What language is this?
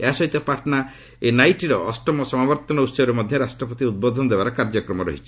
Odia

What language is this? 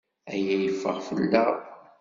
Kabyle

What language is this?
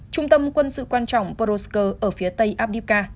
Vietnamese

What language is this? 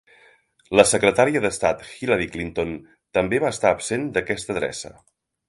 Catalan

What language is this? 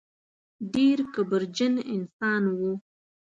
Pashto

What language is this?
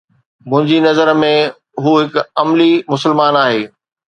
Sindhi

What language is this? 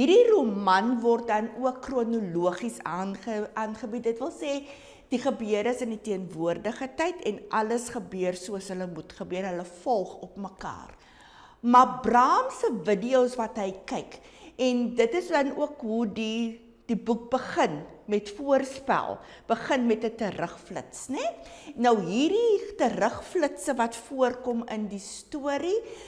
Dutch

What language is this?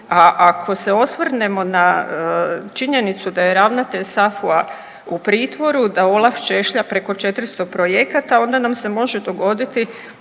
Croatian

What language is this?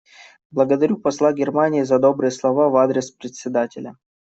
Russian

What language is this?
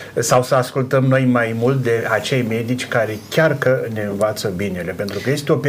Romanian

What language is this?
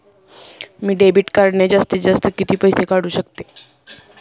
Marathi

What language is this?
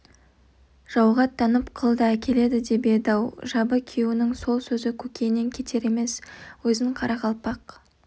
Kazakh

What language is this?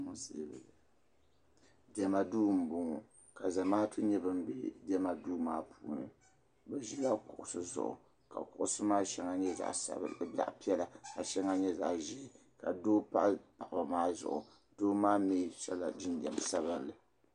Dagbani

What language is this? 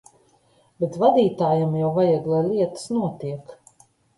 Latvian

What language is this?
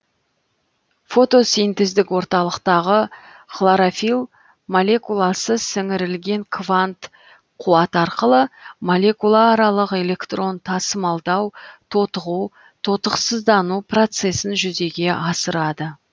Kazakh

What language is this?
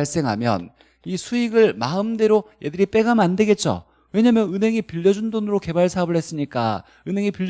Korean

